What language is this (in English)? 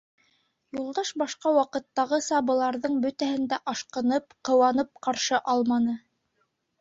Bashkir